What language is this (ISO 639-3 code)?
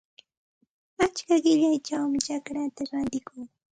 qxt